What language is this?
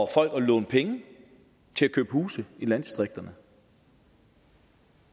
Danish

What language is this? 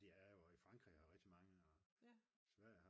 Danish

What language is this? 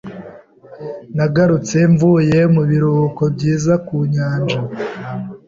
Kinyarwanda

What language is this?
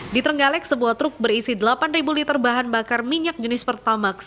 Indonesian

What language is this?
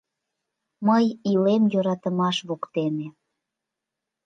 Mari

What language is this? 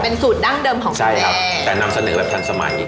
Thai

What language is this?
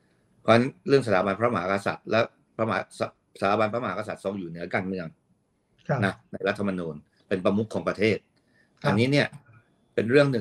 Thai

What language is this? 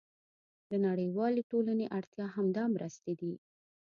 Pashto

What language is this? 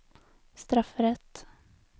Norwegian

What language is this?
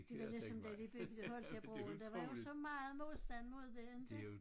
Danish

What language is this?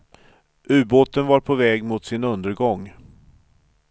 Swedish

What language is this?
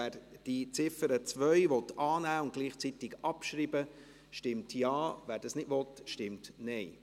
Swiss German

